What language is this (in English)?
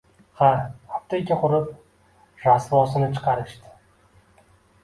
Uzbek